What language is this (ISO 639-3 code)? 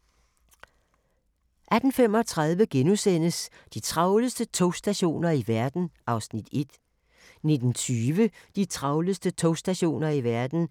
dan